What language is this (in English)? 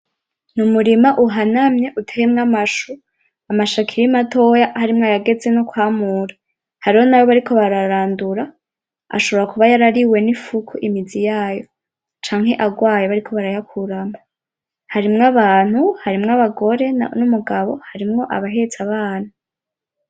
Rundi